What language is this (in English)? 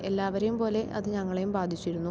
Malayalam